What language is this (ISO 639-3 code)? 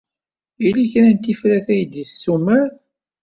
kab